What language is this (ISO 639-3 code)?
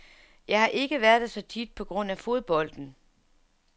dan